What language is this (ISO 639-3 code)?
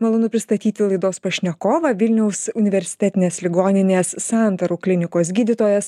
lit